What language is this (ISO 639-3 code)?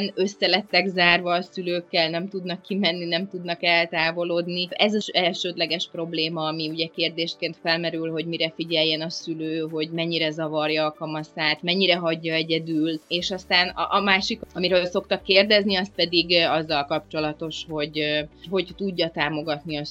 hun